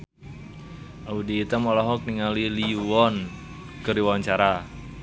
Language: Sundanese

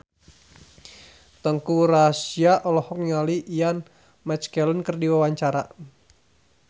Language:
Sundanese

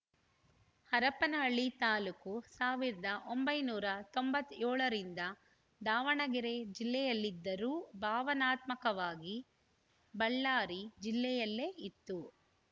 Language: Kannada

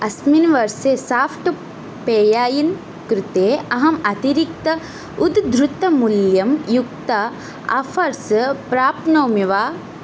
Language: Sanskrit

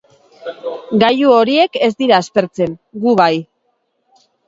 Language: Basque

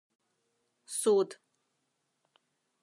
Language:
Mari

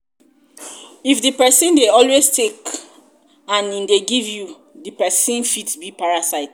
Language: Nigerian Pidgin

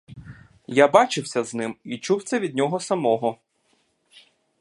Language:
Ukrainian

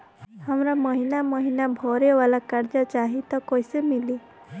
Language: Bhojpuri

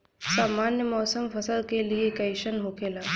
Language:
Bhojpuri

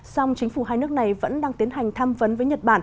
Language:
Vietnamese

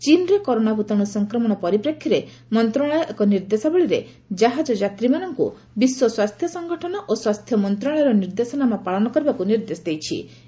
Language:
Odia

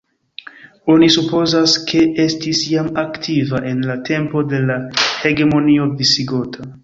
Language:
Esperanto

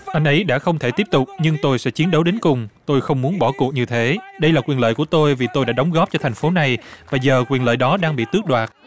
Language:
Vietnamese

